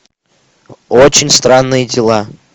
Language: Russian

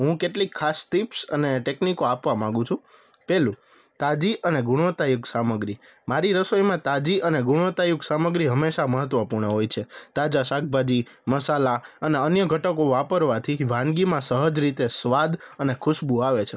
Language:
Gujarati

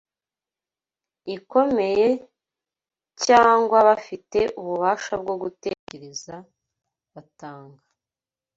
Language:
Kinyarwanda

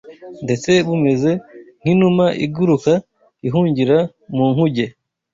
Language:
Kinyarwanda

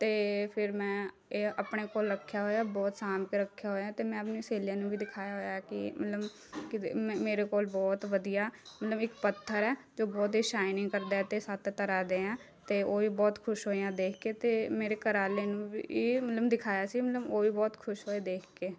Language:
Punjabi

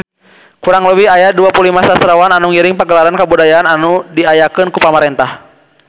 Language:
Sundanese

